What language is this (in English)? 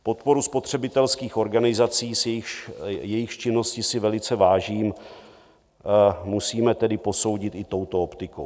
Czech